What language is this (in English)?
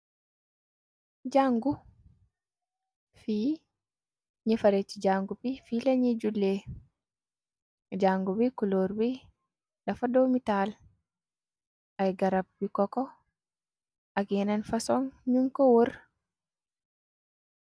Wolof